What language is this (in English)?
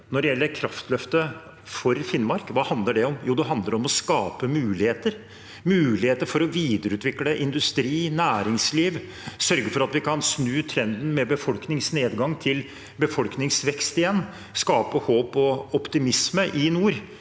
Norwegian